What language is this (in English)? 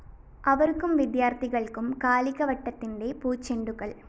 Malayalam